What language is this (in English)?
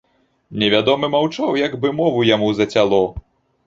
Belarusian